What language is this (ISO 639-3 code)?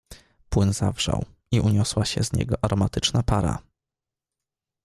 pol